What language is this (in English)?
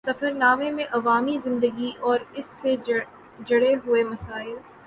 Urdu